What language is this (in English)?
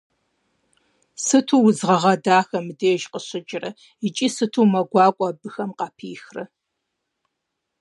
Kabardian